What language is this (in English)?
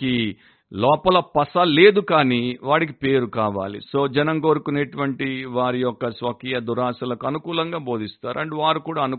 Telugu